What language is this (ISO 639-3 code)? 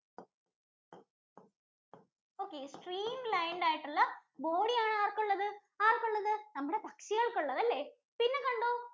mal